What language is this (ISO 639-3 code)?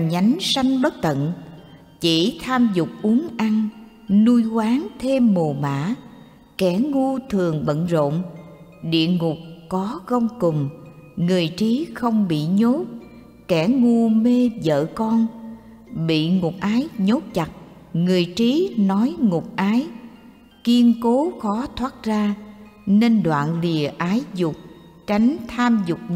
vie